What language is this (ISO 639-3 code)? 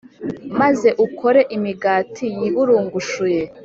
kin